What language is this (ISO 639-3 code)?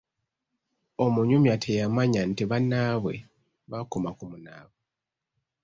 lug